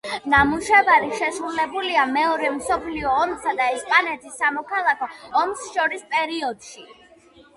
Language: Georgian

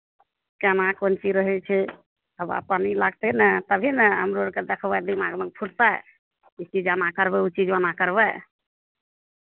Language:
Maithili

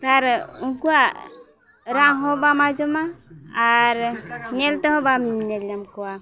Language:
Santali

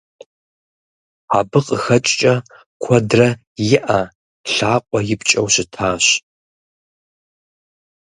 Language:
Kabardian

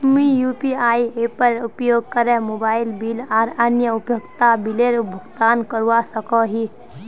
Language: Magahi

